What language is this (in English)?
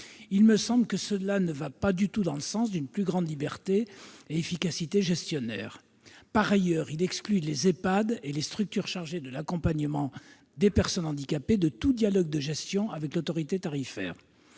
French